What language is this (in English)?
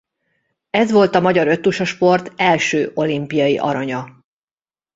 Hungarian